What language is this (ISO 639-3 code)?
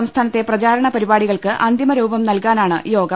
mal